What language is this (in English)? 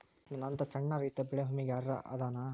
Kannada